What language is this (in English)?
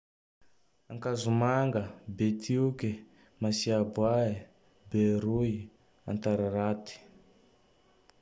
Tandroy-Mahafaly Malagasy